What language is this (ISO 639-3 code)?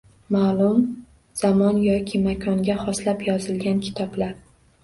uzb